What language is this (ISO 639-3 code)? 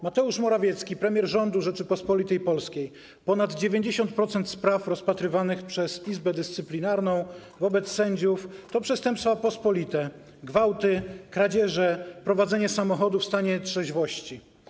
pol